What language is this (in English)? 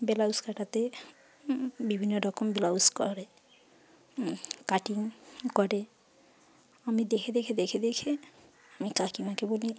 Bangla